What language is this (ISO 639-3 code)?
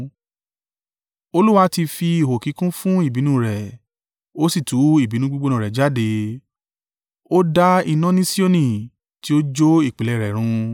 yor